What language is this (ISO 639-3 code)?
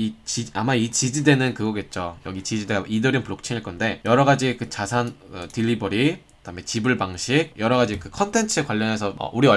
kor